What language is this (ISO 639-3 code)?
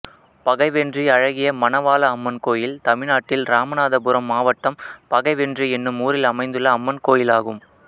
tam